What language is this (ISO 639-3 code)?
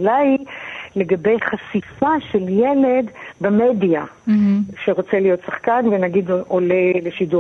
heb